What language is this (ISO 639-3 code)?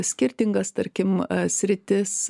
lit